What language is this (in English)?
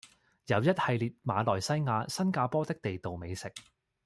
Cantonese